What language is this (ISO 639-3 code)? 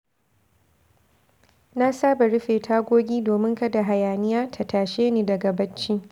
hau